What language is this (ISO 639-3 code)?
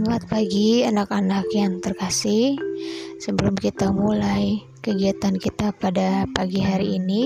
ind